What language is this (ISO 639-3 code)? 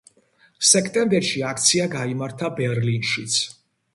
kat